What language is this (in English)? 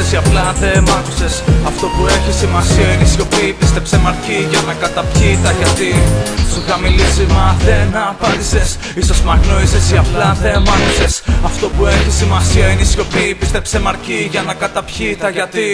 Greek